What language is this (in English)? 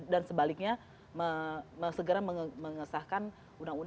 Indonesian